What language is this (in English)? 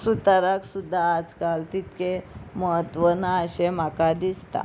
Konkani